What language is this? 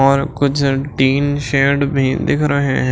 Hindi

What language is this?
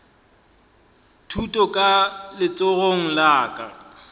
Northern Sotho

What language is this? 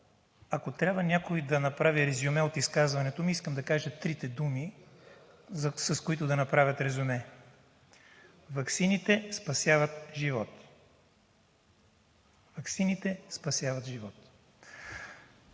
Bulgarian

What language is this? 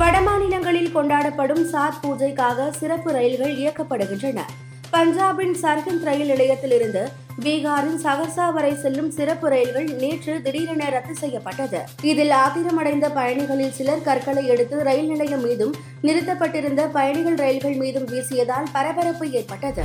Tamil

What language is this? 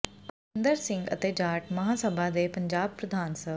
Punjabi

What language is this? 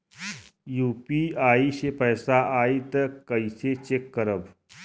Bhojpuri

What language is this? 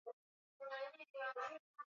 Swahili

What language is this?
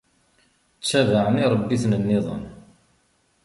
Kabyle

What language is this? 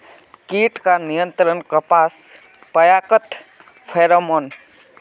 Magahi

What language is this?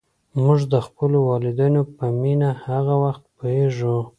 Pashto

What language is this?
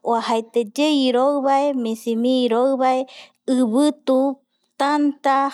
Eastern Bolivian Guaraní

